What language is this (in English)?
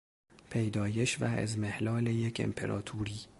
Persian